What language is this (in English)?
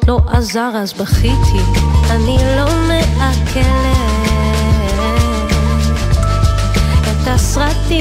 Hebrew